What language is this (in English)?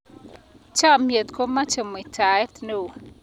Kalenjin